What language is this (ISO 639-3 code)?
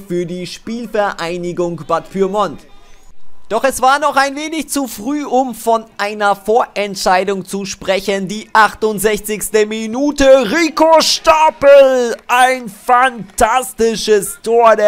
deu